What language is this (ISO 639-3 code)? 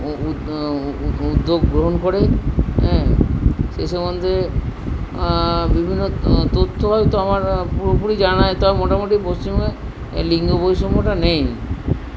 ben